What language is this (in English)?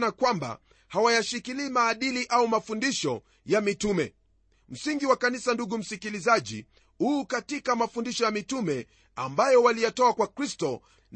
Swahili